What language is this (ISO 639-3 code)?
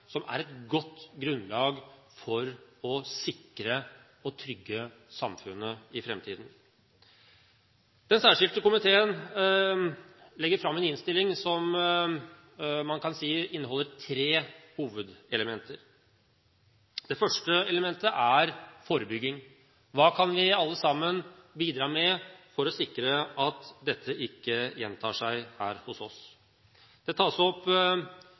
nob